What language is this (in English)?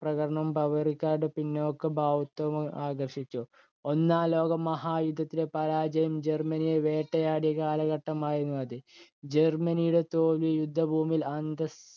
Malayalam